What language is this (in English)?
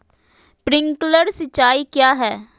Magahi